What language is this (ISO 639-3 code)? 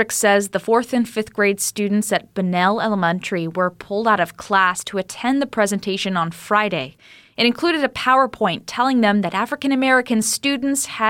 eng